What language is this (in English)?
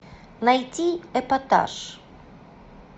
Russian